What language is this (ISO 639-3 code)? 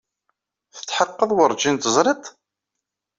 kab